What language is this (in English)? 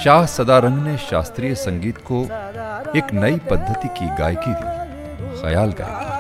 Hindi